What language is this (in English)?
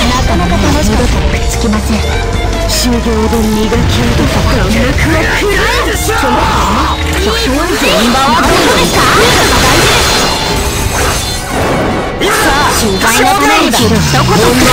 Japanese